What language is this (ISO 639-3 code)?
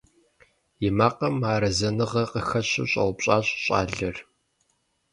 kbd